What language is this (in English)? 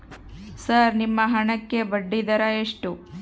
Kannada